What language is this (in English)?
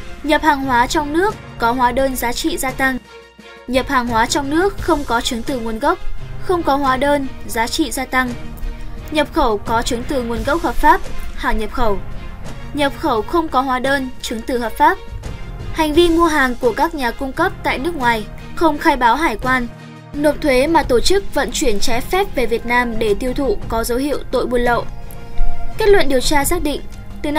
Vietnamese